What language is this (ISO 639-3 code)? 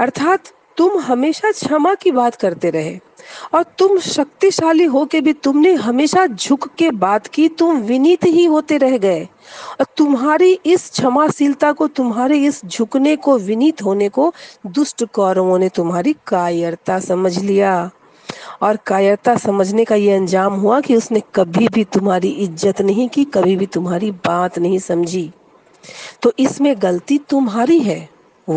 hin